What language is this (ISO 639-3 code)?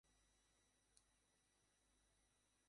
ben